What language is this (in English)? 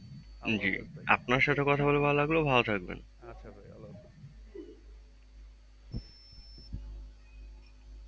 Bangla